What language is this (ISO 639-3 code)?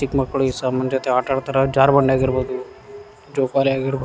kan